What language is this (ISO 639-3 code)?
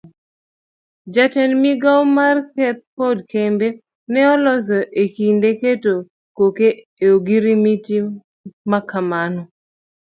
luo